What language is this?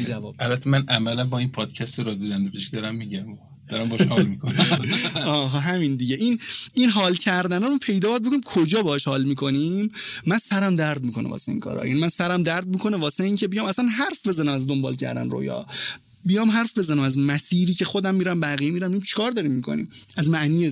Persian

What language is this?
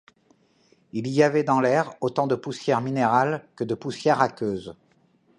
French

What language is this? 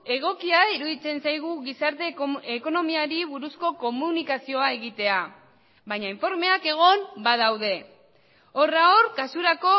Basque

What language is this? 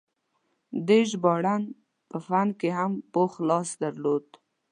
Pashto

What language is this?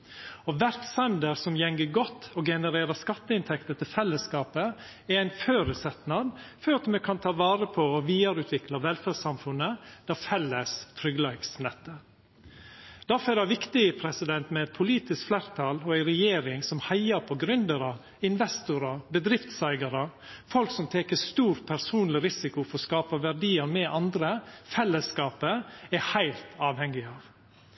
Norwegian Nynorsk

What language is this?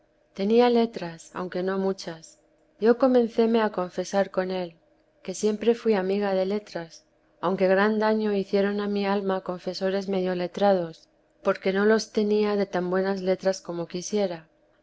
Spanish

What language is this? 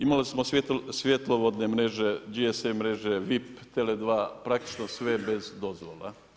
Croatian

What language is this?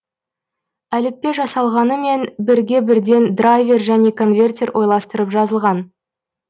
Kazakh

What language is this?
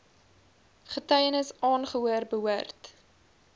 Afrikaans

